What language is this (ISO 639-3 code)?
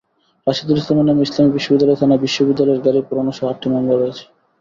ben